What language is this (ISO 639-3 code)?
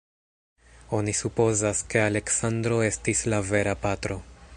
epo